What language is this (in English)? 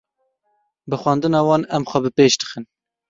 Kurdish